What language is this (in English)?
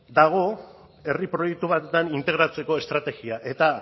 Basque